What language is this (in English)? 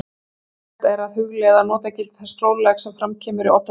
Icelandic